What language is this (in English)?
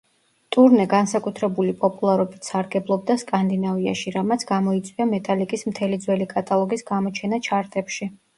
Georgian